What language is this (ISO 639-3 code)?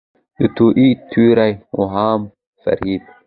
pus